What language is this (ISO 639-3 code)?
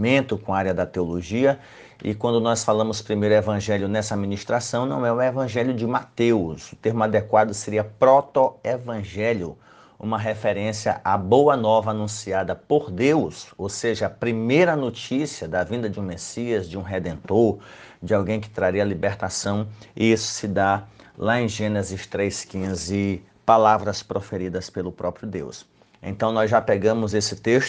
por